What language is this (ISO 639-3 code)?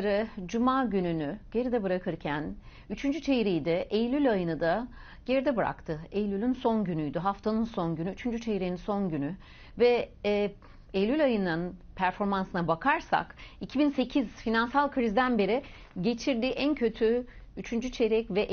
tur